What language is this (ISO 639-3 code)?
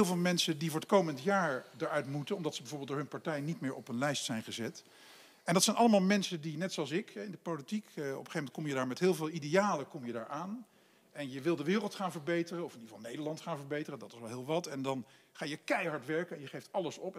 nld